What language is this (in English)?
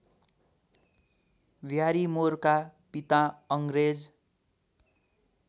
Nepali